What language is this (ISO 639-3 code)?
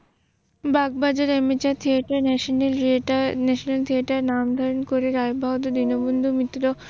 ben